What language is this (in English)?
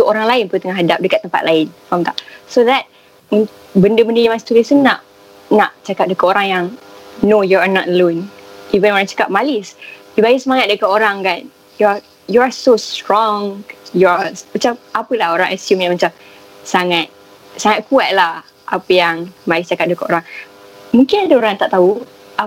Malay